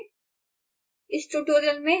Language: Hindi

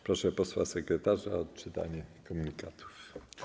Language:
Polish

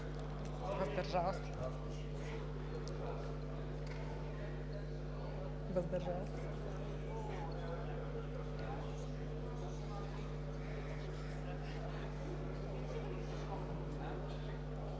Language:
Bulgarian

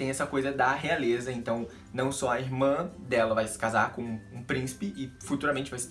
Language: Portuguese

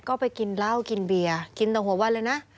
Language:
Thai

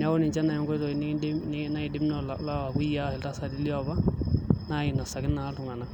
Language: Masai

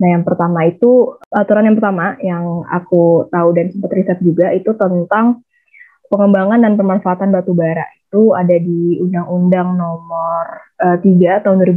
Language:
Indonesian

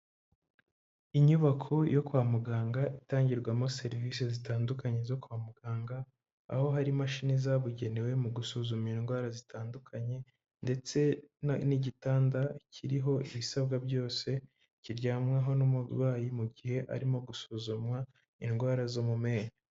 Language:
Kinyarwanda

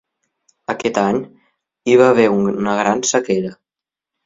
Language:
Catalan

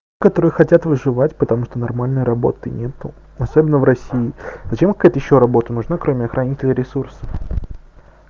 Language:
Russian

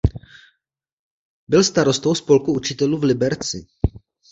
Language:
Czech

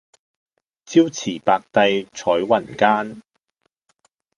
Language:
Cantonese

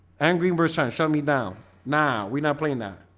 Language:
English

